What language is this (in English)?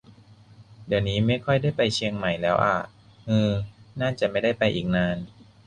Thai